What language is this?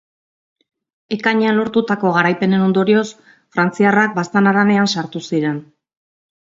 Basque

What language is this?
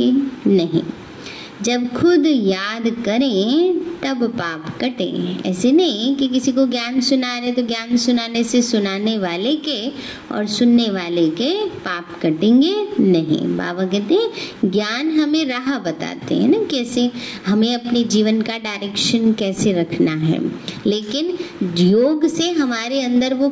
Hindi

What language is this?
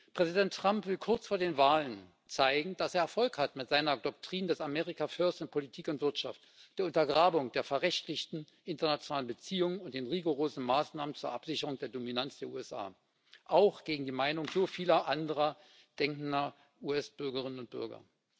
German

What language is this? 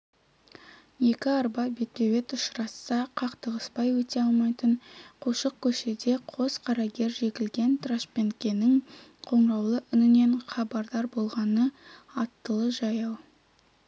Kazakh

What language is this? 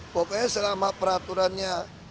Indonesian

